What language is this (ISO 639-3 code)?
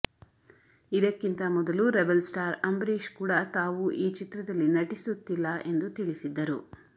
kan